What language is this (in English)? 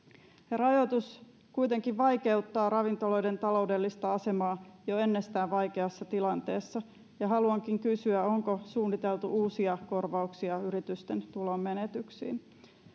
Finnish